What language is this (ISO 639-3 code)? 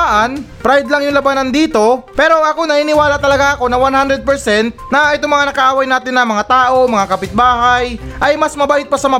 fil